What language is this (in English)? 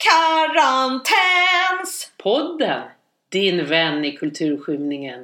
Swedish